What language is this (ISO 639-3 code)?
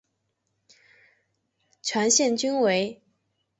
zho